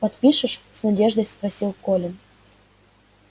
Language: Russian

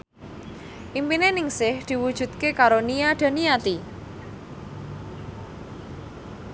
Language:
Javanese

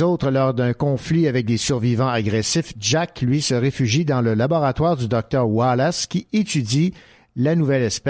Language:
French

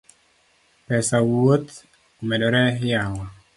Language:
Luo (Kenya and Tanzania)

